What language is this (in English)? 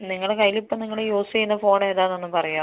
Malayalam